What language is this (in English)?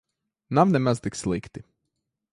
Latvian